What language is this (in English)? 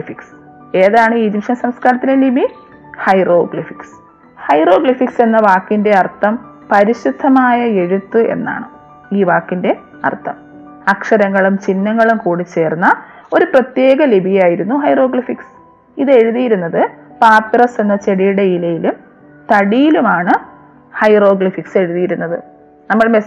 Malayalam